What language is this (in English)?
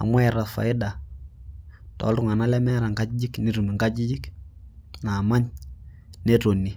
Masai